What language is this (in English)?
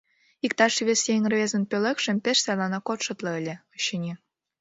Mari